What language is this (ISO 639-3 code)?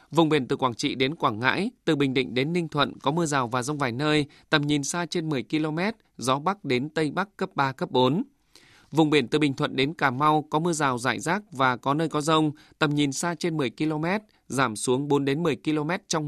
vie